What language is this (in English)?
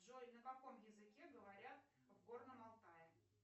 Russian